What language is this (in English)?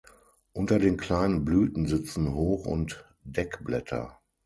German